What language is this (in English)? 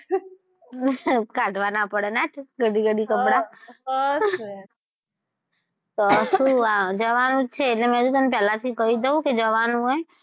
Gujarati